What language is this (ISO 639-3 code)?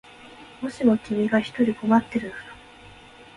jpn